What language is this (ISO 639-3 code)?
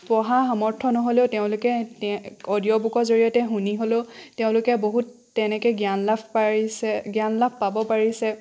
asm